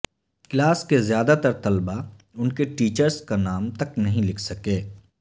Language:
Urdu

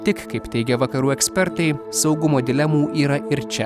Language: Lithuanian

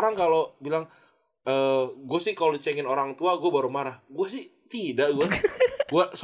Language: Indonesian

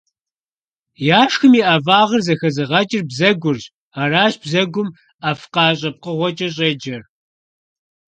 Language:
Kabardian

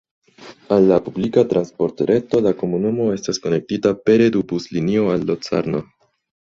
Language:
Esperanto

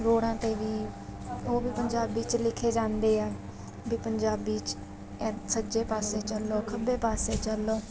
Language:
Punjabi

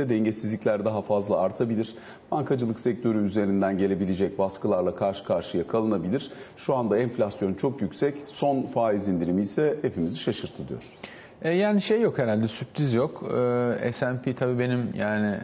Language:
Turkish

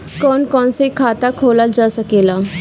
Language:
Bhojpuri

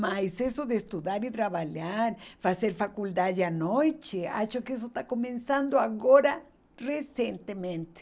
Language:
Portuguese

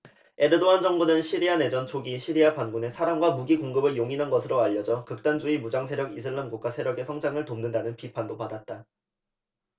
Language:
Korean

